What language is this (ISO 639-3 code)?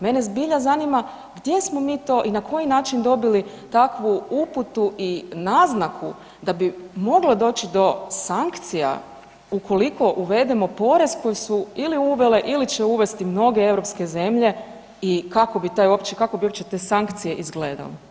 hrv